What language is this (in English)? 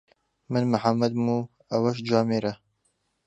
Central Kurdish